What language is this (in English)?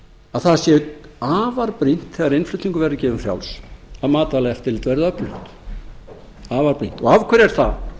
Icelandic